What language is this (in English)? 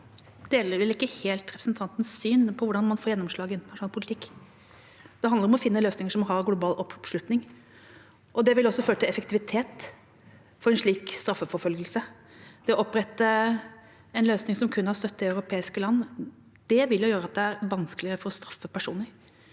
Norwegian